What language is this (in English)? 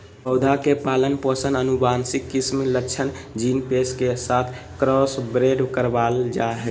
Magahi